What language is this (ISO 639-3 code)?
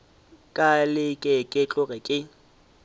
nso